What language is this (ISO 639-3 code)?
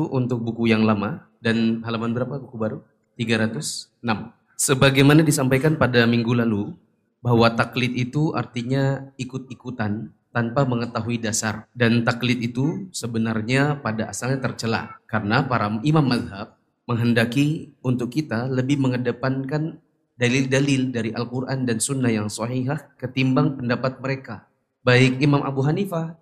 ind